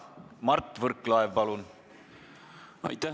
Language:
Estonian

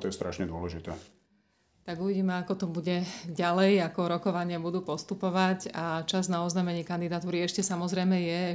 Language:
Slovak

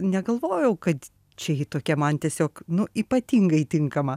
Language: Lithuanian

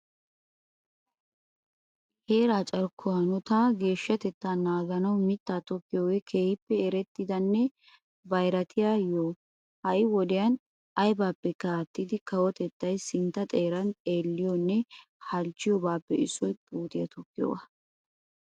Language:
Wolaytta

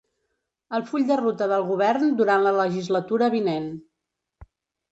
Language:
Catalan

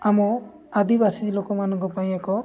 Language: Odia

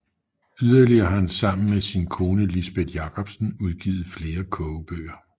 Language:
Danish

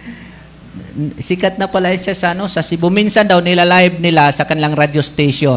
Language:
Filipino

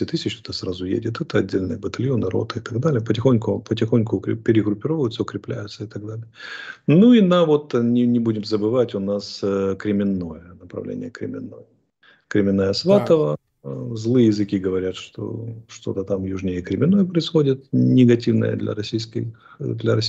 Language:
Russian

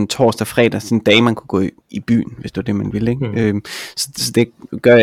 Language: Danish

